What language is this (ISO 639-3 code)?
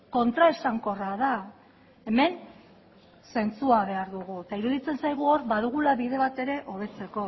eus